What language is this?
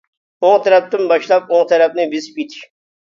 Uyghur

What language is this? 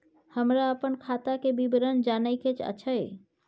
Maithili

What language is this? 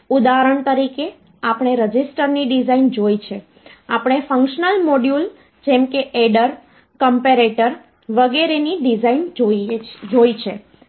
Gujarati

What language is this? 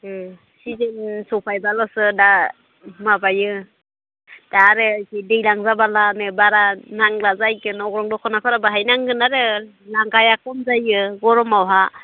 Bodo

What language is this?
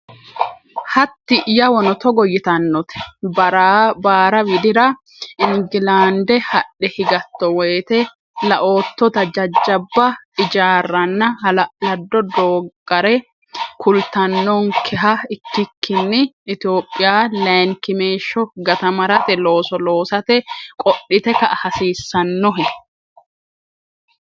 Sidamo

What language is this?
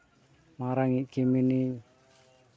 Santali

